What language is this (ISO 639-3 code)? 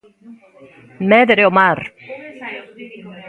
glg